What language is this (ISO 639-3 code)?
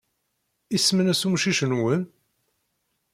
kab